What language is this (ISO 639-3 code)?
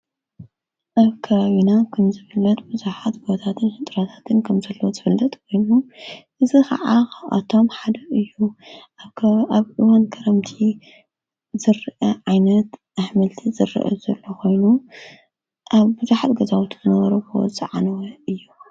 tir